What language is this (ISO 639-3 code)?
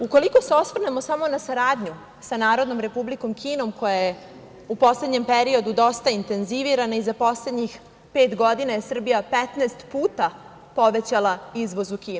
srp